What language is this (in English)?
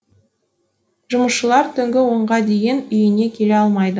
Kazakh